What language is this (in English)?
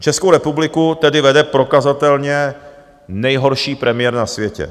Czech